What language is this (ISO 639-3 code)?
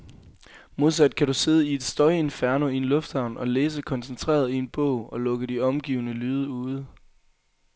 dan